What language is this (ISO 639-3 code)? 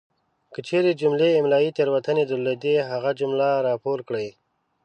pus